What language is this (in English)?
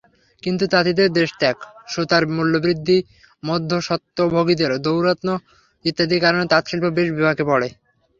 Bangla